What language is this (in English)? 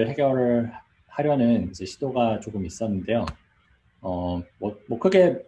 Korean